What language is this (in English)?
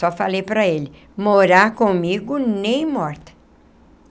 Portuguese